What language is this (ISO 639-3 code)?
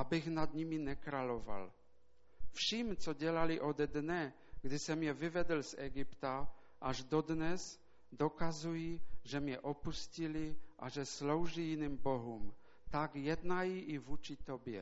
ces